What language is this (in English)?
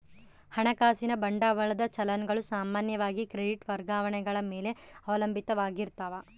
Kannada